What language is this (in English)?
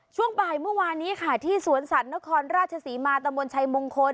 Thai